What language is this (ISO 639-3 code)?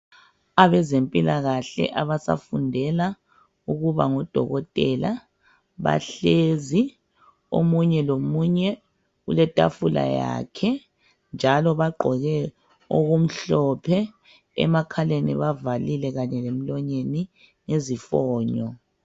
nde